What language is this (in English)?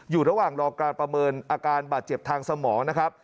Thai